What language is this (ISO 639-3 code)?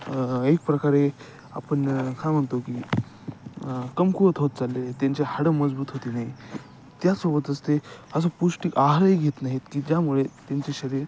mar